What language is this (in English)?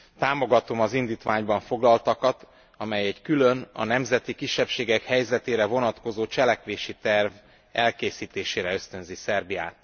Hungarian